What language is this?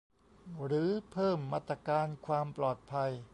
Thai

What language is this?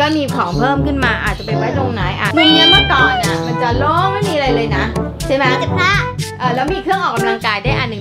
Thai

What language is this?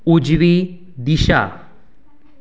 Konkani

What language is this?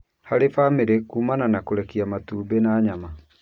Kikuyu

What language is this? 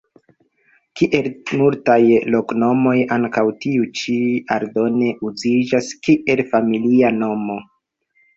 Esperanto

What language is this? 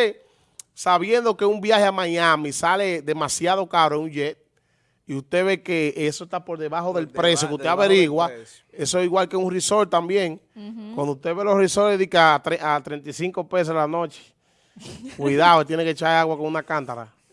Spanish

